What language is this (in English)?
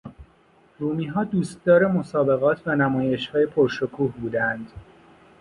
Persian